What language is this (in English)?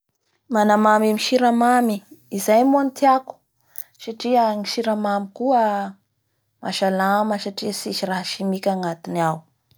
Bara Malagasy